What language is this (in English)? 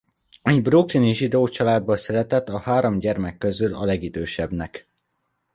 Hungarian